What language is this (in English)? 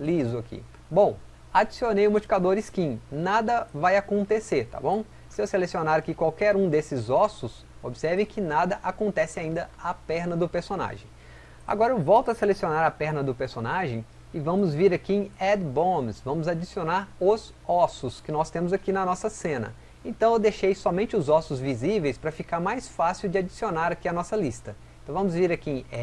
Portuguese